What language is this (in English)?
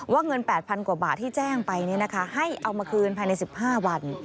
Thai